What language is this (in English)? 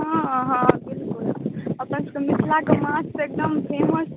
Maithili